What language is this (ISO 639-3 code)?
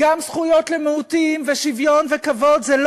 heb